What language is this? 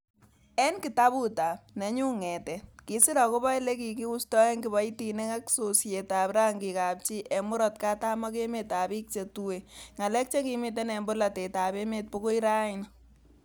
Kalenjin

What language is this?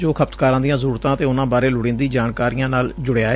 Punjabi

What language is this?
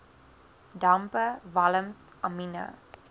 Afrikaans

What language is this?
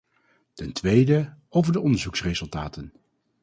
Dutch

